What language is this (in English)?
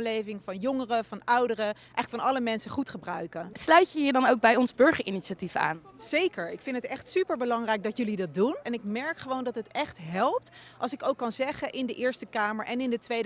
Dutch